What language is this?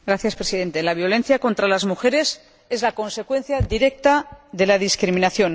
Spanish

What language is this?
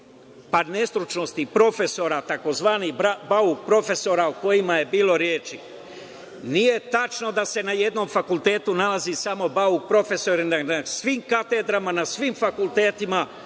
Serbian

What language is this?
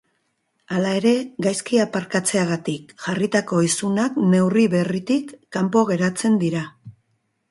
Basque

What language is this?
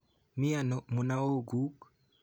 Kalenjin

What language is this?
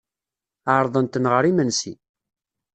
Kabyle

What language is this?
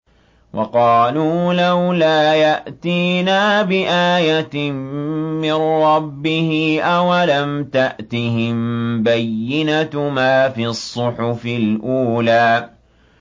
Arabic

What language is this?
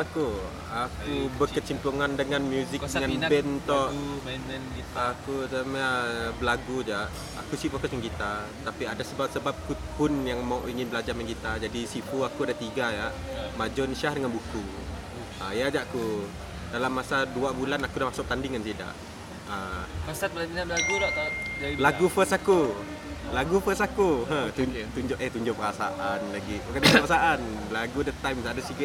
Malay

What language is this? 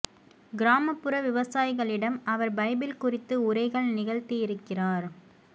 Tamil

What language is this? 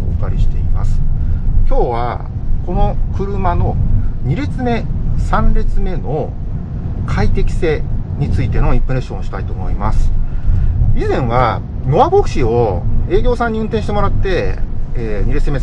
Japanese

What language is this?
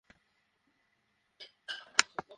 Bangla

